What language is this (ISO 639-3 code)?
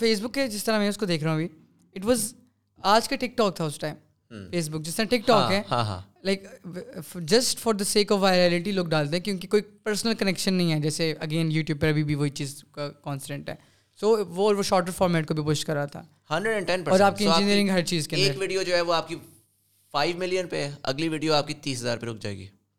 urd